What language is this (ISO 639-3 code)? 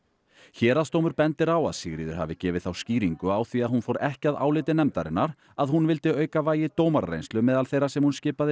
isl